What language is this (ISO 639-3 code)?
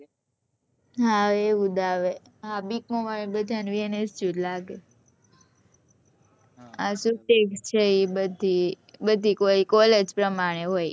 guj